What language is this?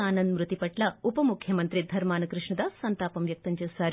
Telugu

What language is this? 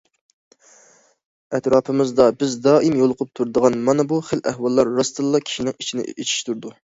Uyghur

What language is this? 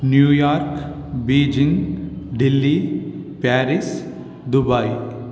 Sanskrit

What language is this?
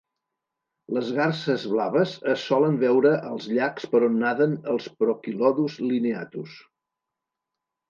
Catalan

